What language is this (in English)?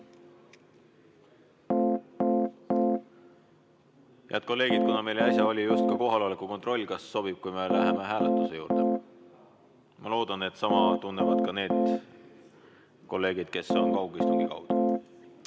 Estonian